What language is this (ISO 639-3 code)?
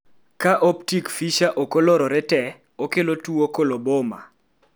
luo